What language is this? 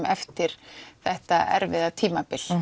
Icelandic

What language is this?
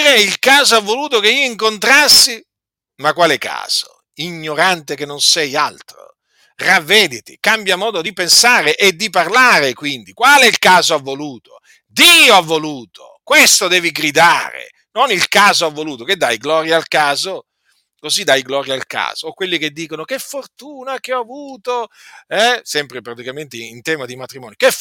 Italian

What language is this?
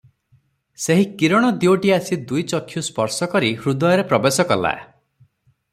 Odia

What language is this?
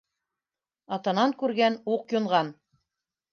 Bashkir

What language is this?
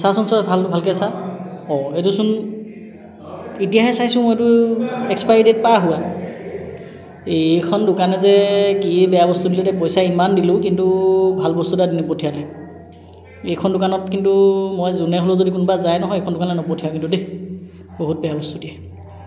Assamese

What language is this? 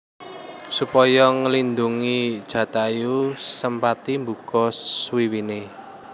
Javanese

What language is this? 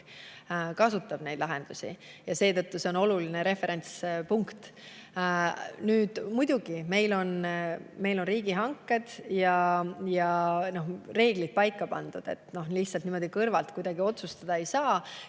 Estonian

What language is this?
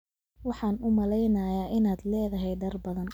Somali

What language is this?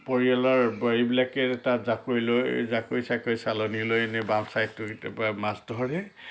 Assamese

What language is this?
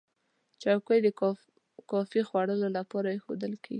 Pashto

